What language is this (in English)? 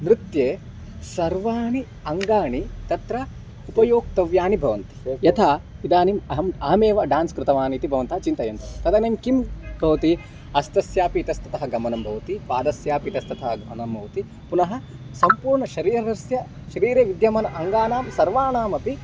Sanskrit